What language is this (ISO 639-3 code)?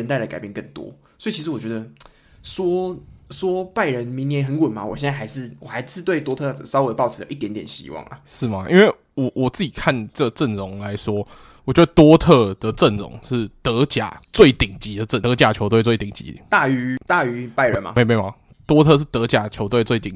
zho